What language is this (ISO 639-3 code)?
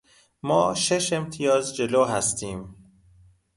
fas